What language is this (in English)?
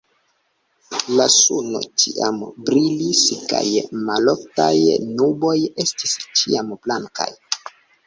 Esperanto